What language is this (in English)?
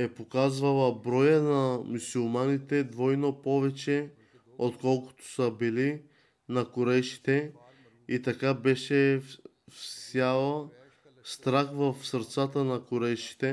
Bulgarian